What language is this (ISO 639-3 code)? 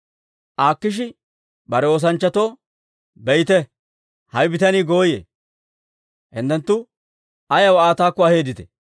dwr